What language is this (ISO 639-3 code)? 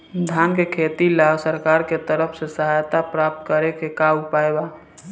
bho